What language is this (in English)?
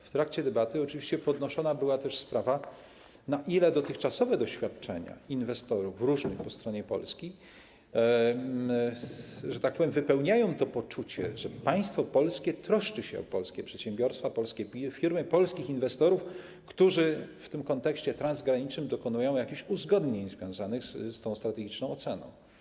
Polish